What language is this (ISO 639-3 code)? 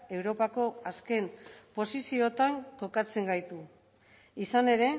eus